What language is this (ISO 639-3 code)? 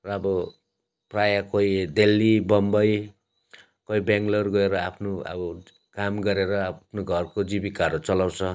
nep